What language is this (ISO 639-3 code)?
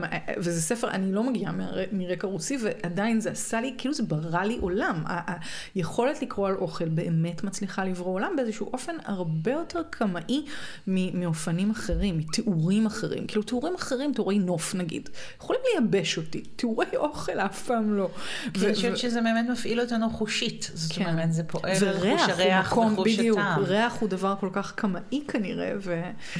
heb